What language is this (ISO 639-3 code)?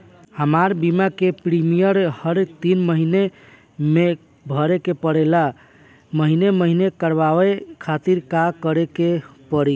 bho